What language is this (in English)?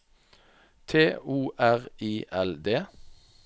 Norwegian